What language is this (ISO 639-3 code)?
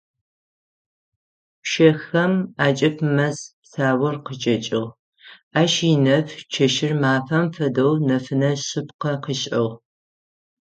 ady